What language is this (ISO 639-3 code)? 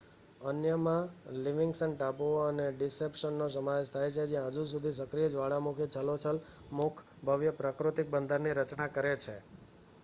guj